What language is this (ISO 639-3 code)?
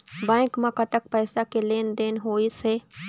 hne